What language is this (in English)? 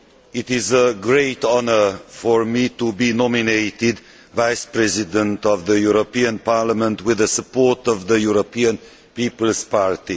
English